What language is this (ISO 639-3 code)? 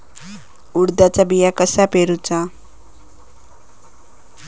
mar